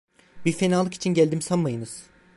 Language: Turkish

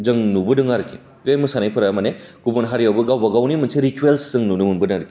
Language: Bodo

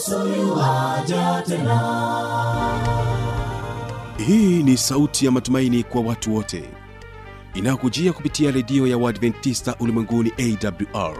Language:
Swahili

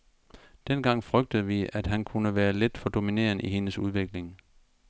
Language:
Danish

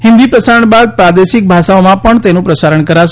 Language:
Gujarati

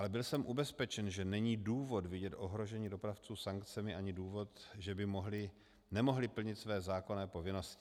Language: Czech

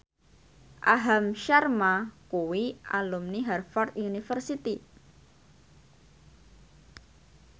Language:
Javanese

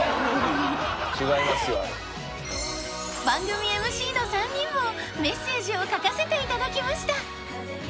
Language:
Japanese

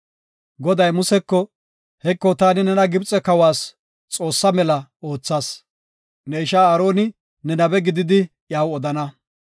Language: Gofa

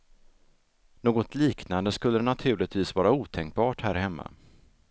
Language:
Swedish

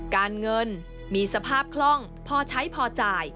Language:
Thai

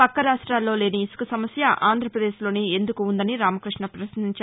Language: Telugu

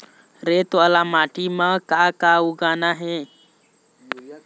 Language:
Chhattisgarhi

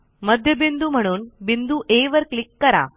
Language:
Marathi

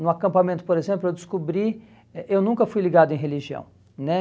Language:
Portuguese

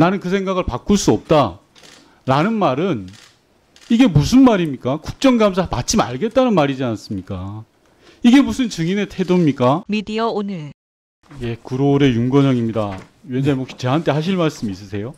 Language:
Korean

